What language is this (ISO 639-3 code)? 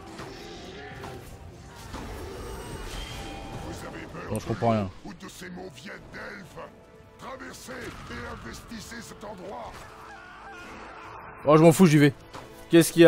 fra